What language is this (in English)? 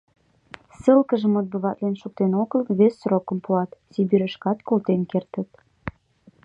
Mari